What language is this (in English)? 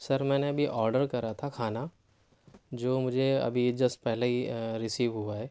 Urdu